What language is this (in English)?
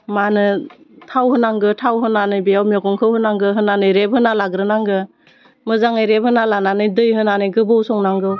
Bodo